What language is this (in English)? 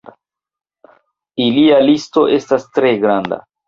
Esperanto